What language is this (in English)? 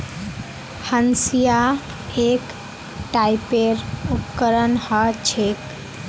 Magahi